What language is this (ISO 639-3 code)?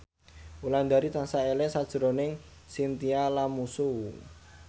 jav